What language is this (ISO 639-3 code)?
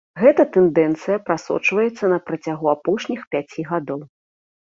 bel